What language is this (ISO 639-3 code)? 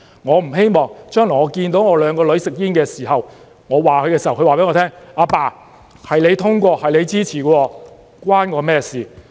yue